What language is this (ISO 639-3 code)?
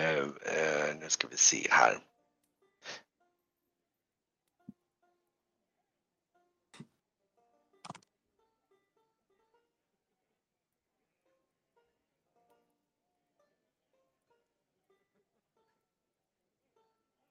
swe